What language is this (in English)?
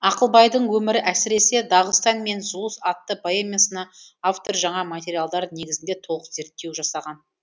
Kazakh